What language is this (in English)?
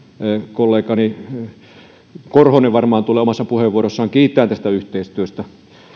Finnish